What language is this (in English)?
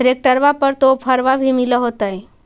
Magahi